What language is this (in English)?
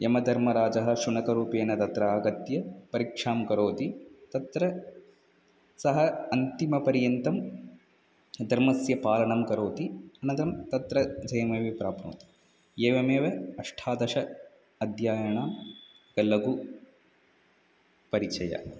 Sanskrit